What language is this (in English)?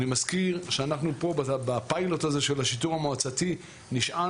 Hebrew